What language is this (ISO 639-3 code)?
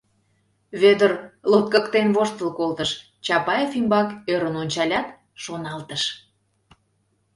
chm